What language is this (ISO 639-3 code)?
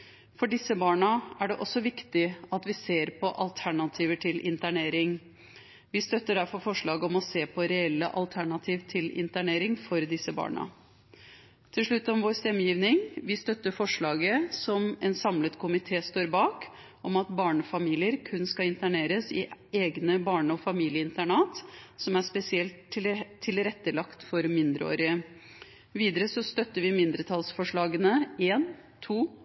nob